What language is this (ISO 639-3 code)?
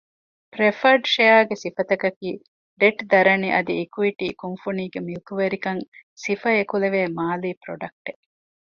div